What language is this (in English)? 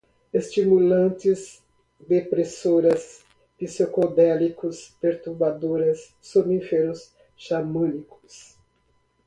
Portuguese